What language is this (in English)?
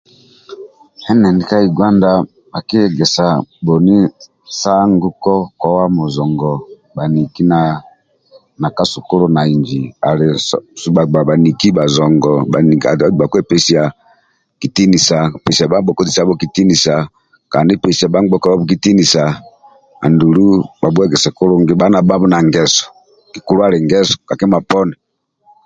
Amba (Uganda)